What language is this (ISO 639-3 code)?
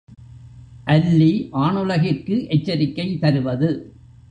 tam